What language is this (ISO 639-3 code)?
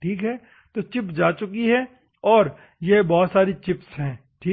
hin